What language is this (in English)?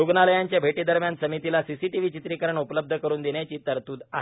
Marathi